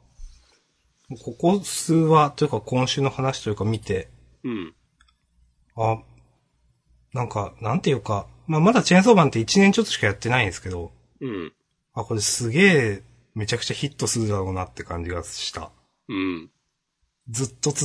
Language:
Japanese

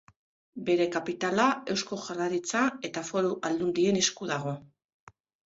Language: Basque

